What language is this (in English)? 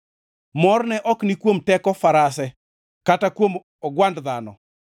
Luo (Kenya and Tanzania)